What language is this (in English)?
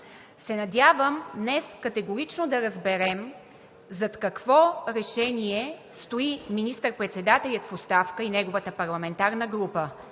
Bulgarian